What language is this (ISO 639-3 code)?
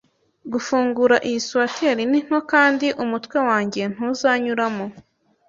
kin